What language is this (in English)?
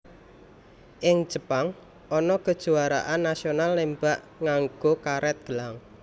Javanese